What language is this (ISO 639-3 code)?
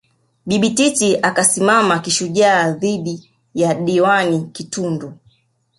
swa